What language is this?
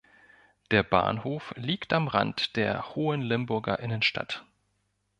German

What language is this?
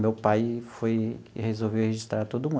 Portuguese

